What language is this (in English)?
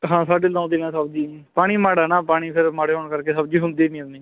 Punjabi